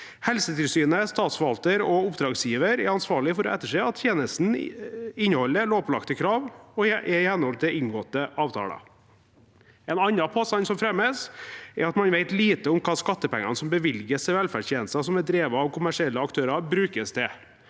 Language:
Norwegian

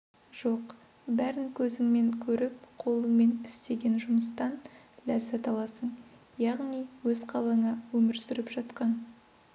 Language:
Kazakh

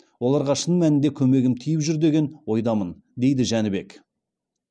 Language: Kazakh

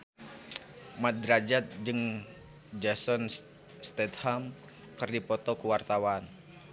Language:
Sundanese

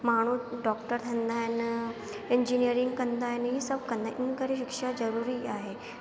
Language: Sindhi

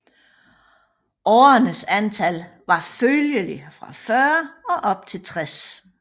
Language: Danish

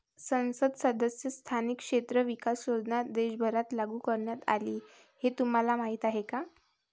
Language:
Marathi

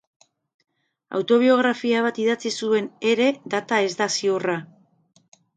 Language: Basque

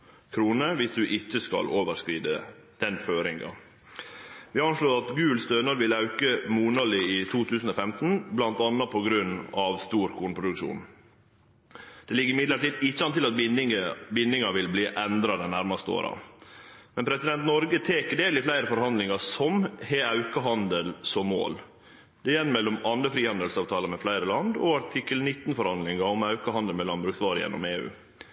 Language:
Norwegian Nynorsk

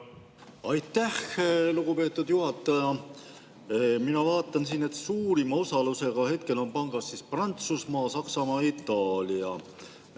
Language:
Estonian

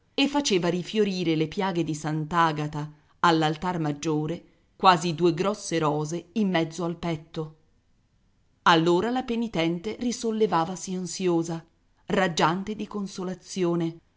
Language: Italian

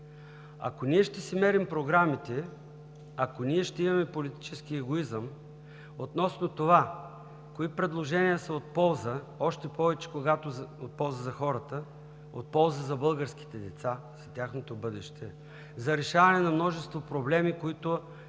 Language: Bulgarian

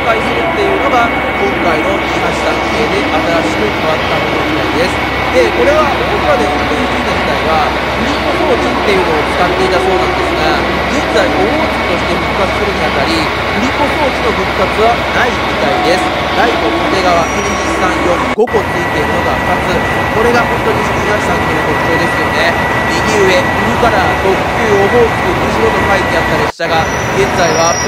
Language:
Japanese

